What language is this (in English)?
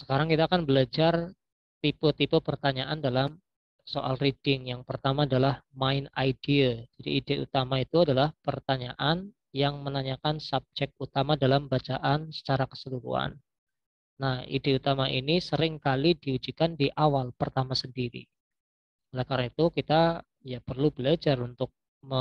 Indonesian